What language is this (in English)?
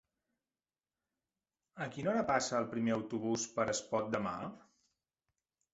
Catalan